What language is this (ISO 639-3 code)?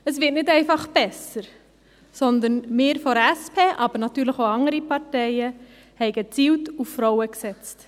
gsw